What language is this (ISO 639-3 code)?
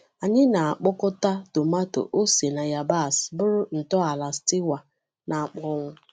ibo